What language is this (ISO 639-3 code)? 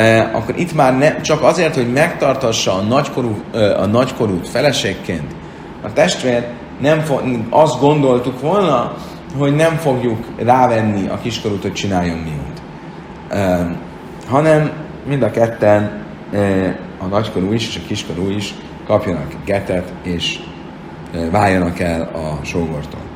hun